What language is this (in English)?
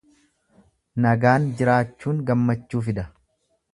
Oromo